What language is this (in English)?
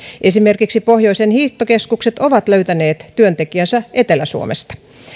Finnish